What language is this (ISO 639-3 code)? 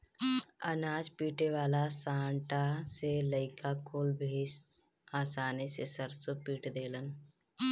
bho